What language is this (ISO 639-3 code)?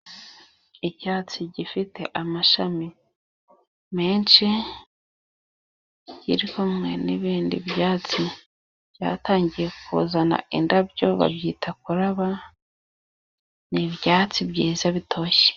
kin